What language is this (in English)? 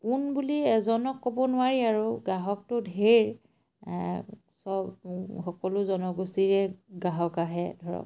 Assamese